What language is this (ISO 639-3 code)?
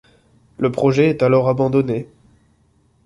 fra